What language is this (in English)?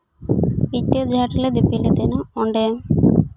Santali